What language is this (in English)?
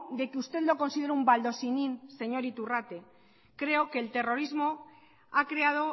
Spanish